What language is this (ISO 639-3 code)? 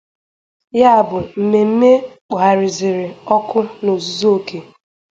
ibo